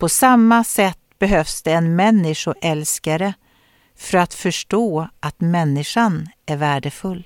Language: Swedish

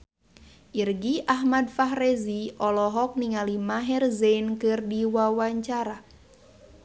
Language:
Sundanese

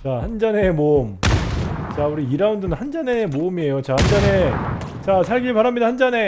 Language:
Korean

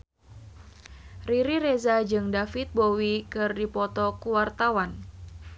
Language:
Sundanese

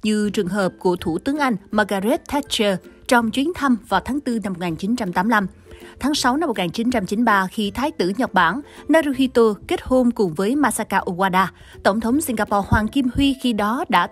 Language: Vietnamese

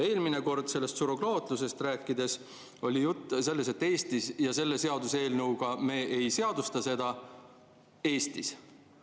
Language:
Estonian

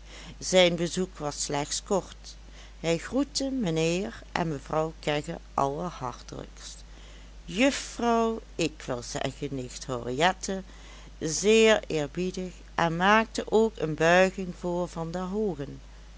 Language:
Dutch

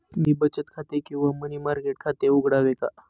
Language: Marathi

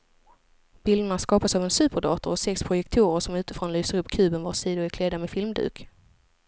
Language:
Swedish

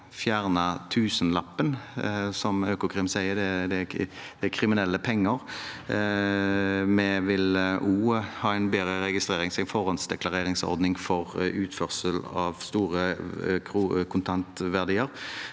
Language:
Norwegian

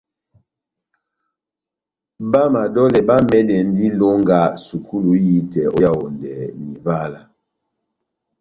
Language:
Batanga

